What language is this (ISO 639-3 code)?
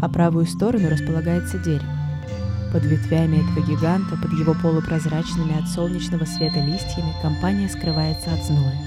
rus